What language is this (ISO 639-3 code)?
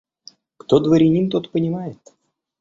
rus